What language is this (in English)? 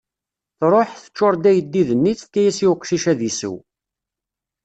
Kabyle